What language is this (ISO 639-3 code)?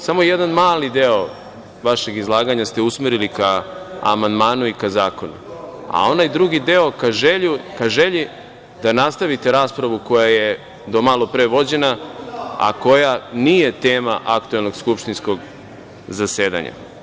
srp